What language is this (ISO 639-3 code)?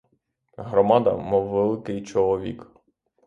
ukr